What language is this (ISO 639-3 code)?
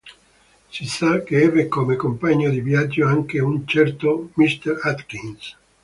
ita